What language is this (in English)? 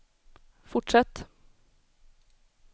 Swedish